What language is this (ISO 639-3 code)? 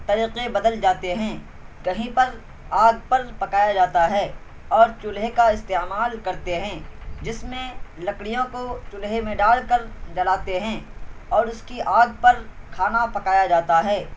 urd